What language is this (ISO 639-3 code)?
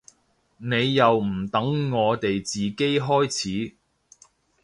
yue